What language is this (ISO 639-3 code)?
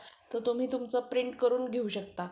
mar